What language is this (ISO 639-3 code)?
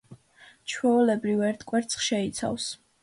kat